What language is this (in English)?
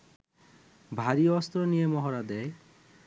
Bangla